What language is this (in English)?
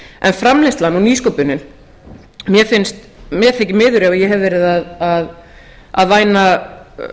Icelandic